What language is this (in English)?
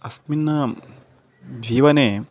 Sanskrit